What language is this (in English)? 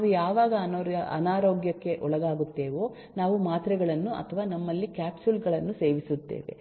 Kannada